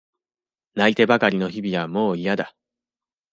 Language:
Japanese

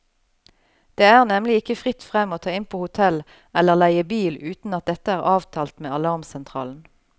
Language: Norwegian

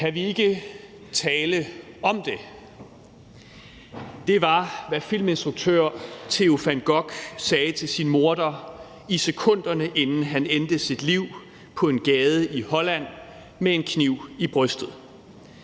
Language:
Danish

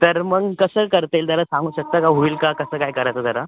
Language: Marathi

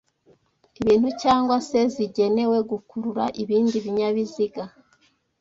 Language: Kinyarwanda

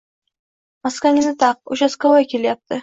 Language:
Uzbek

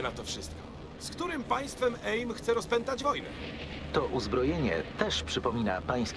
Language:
Polish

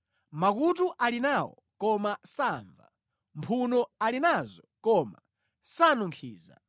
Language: Nyanja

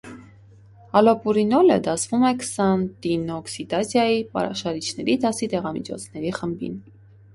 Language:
Armenian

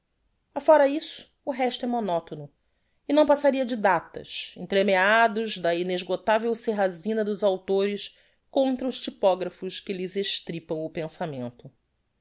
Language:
Portuguese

